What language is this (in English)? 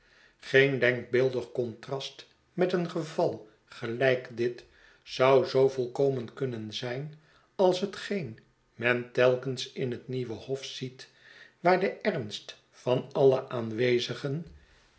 Dutch